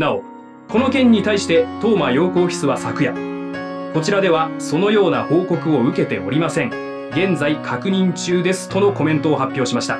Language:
Japanese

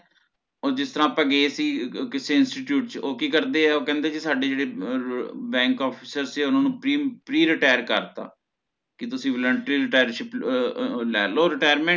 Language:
Punjabi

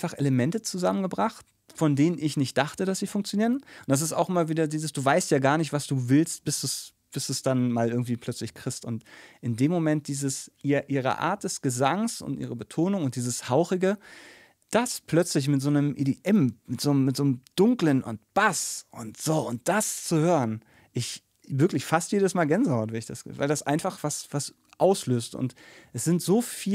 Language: German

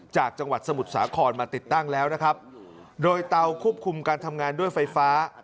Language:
Thai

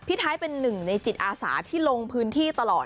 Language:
Thai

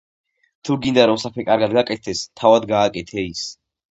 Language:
Georgian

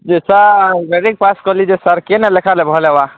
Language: Odia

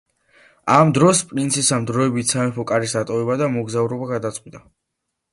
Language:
Georgian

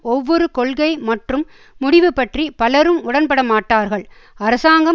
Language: Tamil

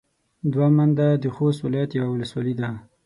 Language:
Pashto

